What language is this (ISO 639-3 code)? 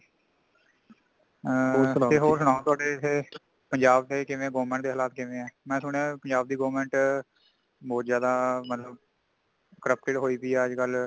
pan